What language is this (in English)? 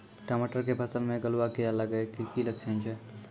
Maithili